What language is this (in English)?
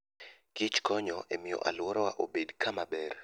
Luo (Kenya and Tanzania)